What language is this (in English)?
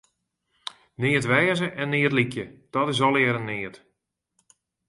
Western Frisian